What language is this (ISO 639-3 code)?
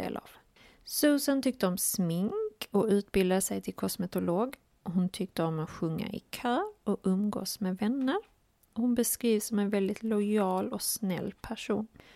swe